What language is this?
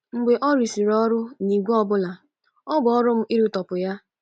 Igbo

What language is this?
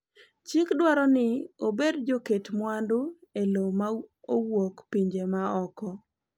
Luo (Kenya and Tanzania)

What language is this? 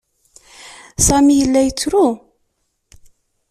Kabyle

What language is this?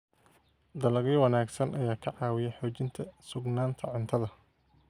Somali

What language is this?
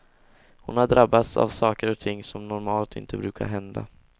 Swedish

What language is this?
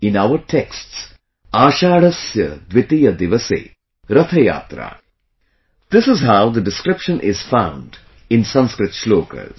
English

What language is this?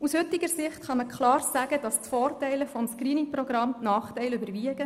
Swiss German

